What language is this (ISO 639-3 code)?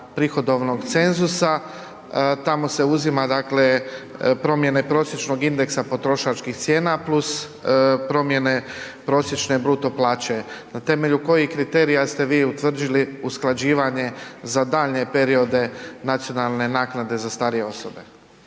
hrv